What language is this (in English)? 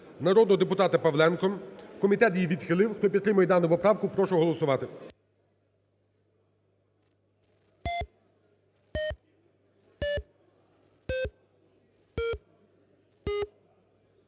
Ukrainian